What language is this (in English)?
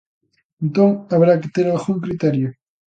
Galician